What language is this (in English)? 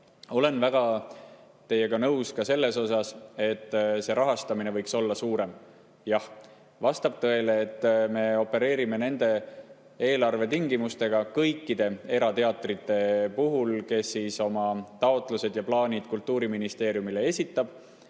Estonian